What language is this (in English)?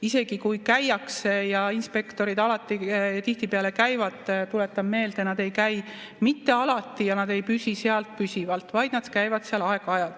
Estonian